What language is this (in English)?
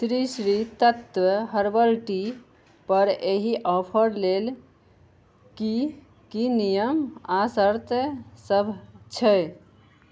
Maithili